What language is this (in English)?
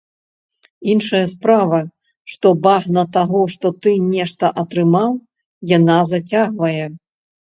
Belarusian